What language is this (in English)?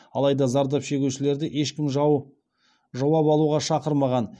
Kazakh